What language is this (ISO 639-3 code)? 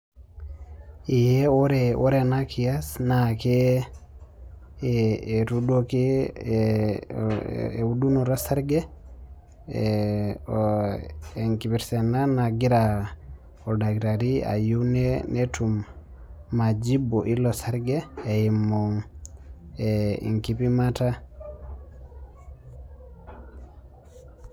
mas